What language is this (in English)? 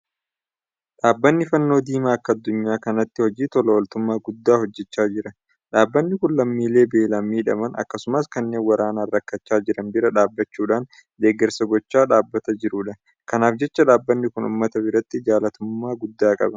Oromo